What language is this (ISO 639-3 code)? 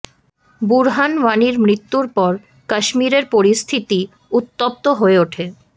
ben